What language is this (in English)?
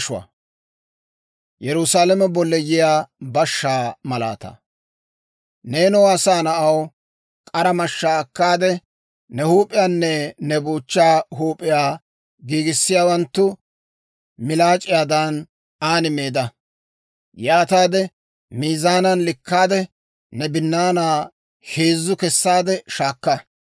Dawro